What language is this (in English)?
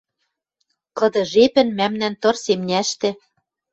Western Mari